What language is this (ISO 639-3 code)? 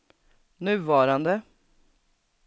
swe